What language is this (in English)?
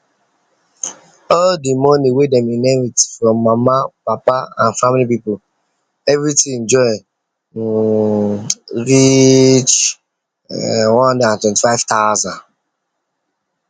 Nigerian Pidgin